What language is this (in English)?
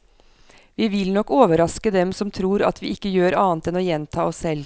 Norwegian